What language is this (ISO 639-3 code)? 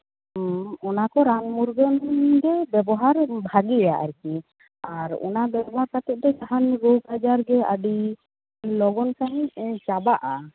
sat